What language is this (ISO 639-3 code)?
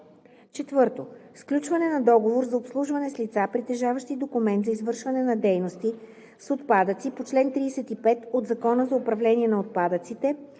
bul